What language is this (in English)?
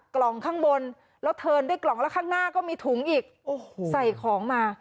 Thai